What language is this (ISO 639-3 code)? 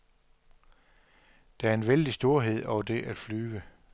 dan